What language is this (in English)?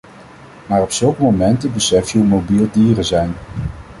Dutch